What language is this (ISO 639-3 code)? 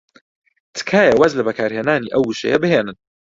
ckb